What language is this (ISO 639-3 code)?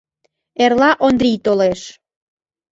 chm